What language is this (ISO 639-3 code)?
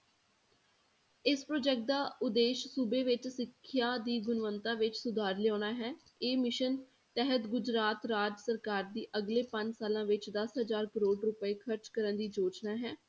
pan